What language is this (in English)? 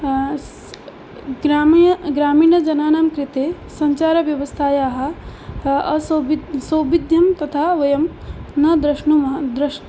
Sanskrit